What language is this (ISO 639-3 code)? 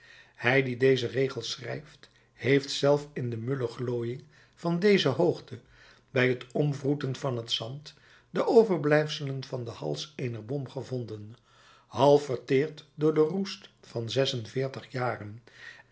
nld